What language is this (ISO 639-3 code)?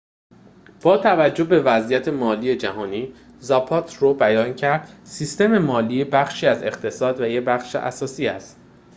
fas